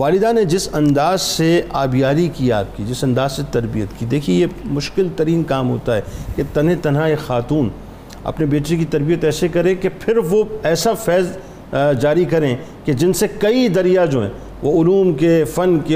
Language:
Urdu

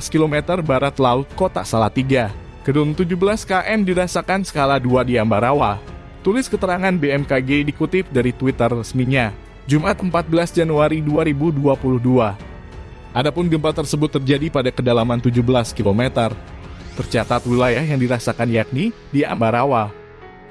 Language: Indonesian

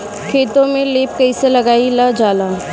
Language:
Bhojpuri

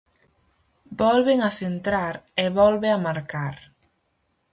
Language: Galician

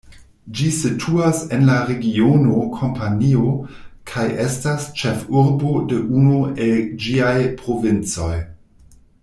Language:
Esperanto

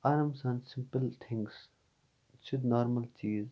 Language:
Kashmiri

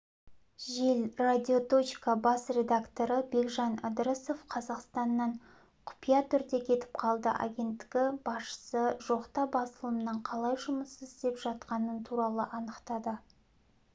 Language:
Kazakh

